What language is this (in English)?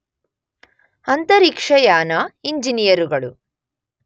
Kannada